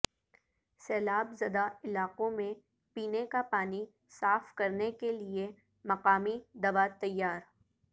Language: Urdu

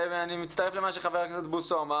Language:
Hebrew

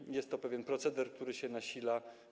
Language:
Polish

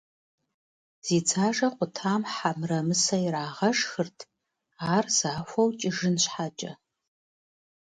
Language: Kabardian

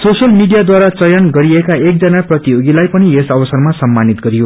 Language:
Nepali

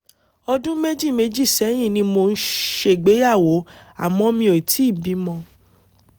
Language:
Yoruba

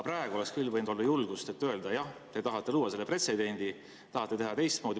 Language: Estonian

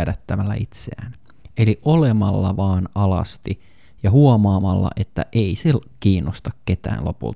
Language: Finnish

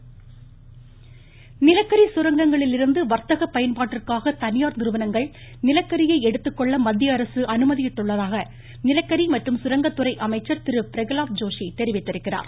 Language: Tamil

